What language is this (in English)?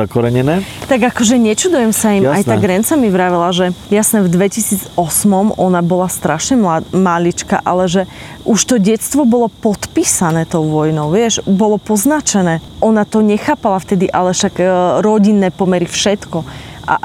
Slovak